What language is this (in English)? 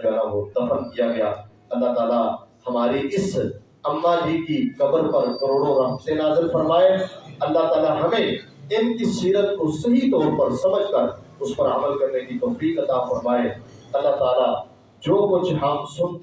Urdu